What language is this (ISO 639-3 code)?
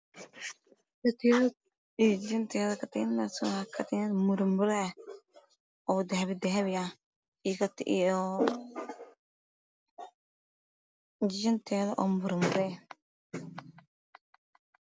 som